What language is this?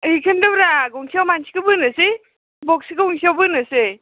Bodo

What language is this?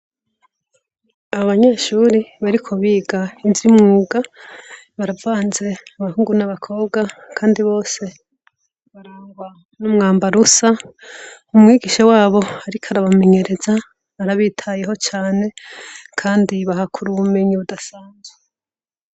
Rundi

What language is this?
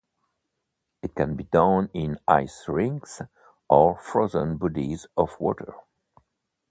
English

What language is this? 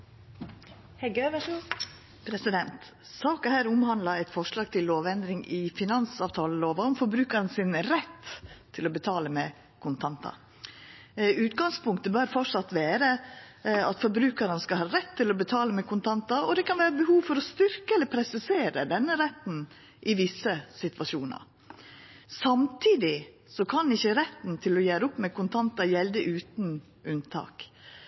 Norwegian Nynorsk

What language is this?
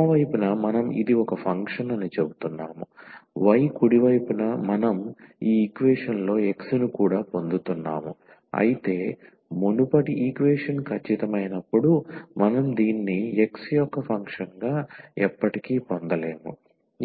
Telugu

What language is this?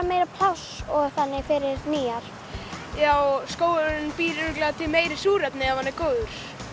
Icelandic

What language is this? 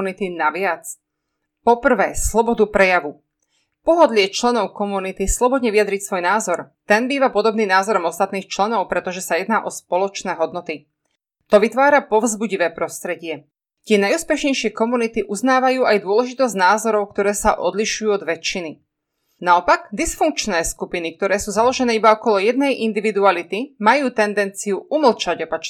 Slovak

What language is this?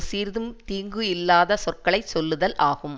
Tamil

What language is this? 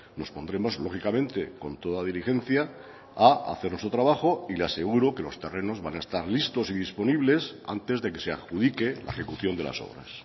Spanish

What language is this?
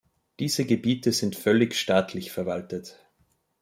German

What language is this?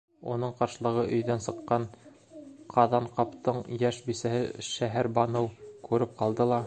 Bashkir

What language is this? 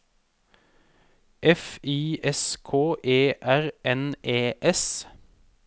Norwegian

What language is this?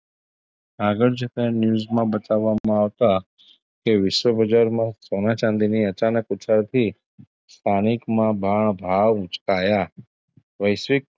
Gujarati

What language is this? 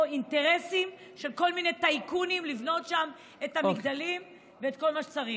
Hebrew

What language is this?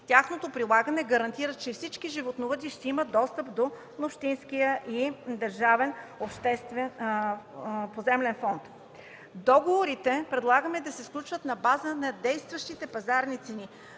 Bulgarian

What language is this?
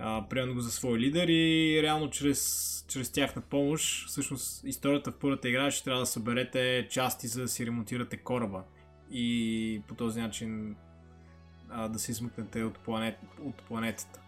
Bulgarian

